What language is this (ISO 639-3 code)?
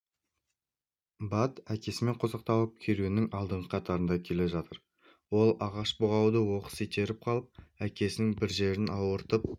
kaz